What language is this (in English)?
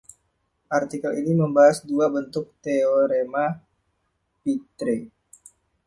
Indonesian